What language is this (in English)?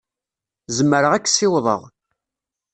Kabyle